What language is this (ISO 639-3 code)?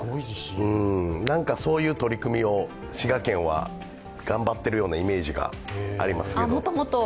jpn